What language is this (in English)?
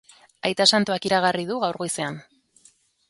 Basque